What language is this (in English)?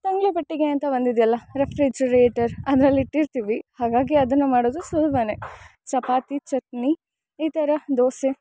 Kannada